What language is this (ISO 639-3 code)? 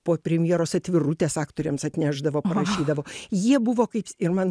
lit